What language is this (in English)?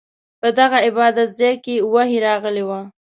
Pashto